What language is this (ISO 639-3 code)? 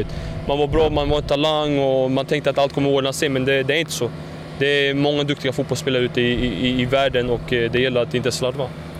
swe